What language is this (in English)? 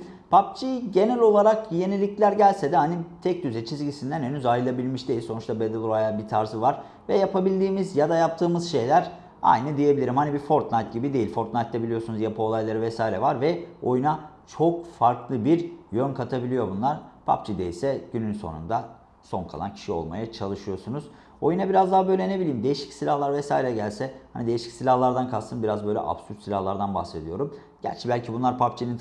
Turkish